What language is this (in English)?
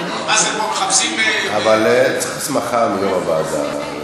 Hebrew